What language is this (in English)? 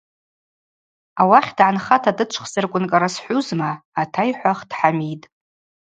Abaza